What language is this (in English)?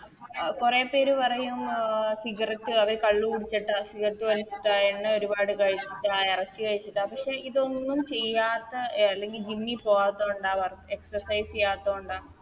Malayalam